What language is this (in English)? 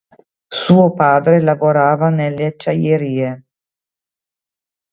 Italian